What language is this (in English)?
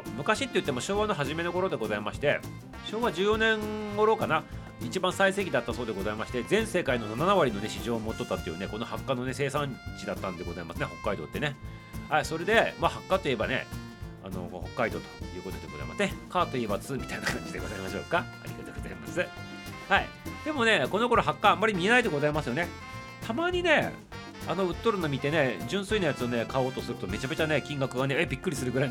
Japanese